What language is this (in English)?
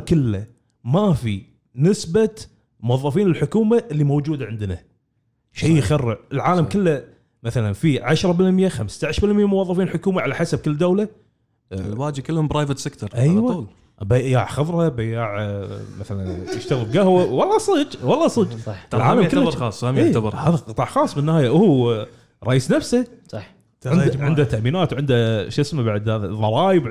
Arabic